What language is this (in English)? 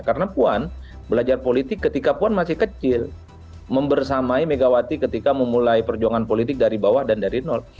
Indonesian